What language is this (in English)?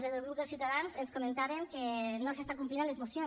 Catalan